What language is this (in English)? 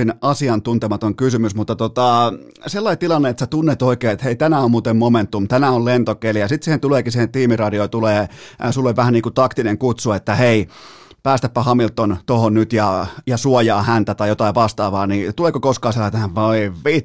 Finnish